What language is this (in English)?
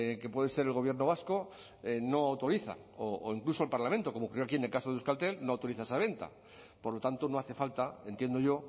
Spanish